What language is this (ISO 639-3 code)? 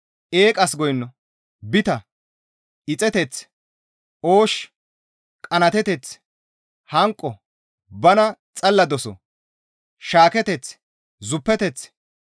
gmv